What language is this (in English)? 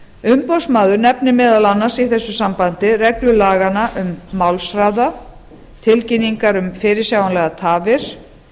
Icelandic